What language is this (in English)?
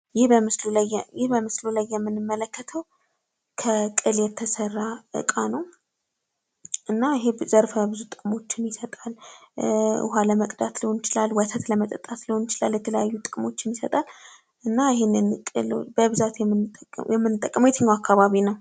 Amharic